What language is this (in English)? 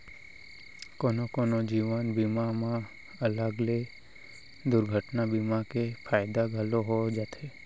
Chhattisgarhi